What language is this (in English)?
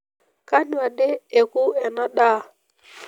Masai